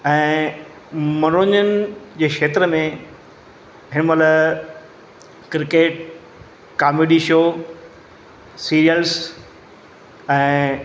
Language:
Sindhi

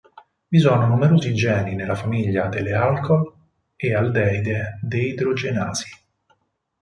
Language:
Italian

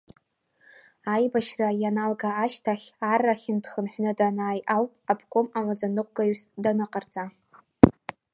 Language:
Abkhazian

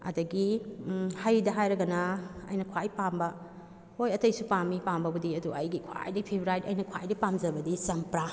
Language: Manipuri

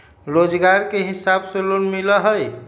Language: Magahi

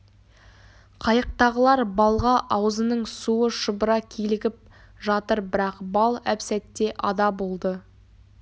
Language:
Kazakh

